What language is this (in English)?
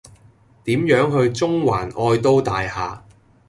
Cantonese